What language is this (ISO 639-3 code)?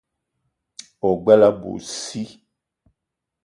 eto